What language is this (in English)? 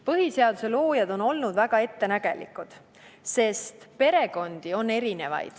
Estonian